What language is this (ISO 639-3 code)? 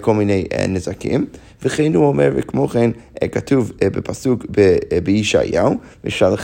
heb